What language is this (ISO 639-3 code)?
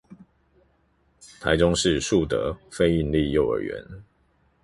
zho